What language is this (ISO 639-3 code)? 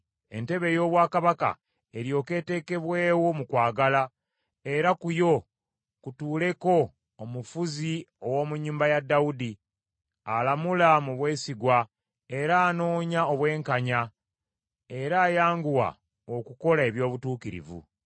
lug